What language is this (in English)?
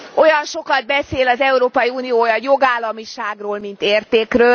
Hungarian